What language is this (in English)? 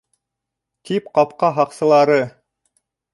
Bashkir